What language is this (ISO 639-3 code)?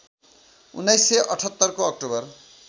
nep